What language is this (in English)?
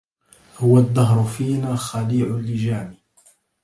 Arabic